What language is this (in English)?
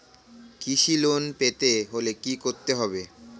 Bangla